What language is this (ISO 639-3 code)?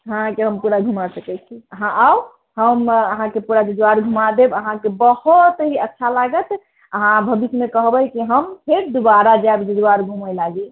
mai